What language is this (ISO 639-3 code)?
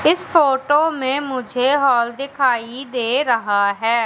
hin